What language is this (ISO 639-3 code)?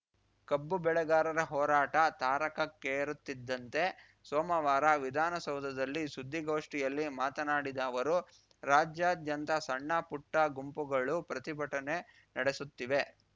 kan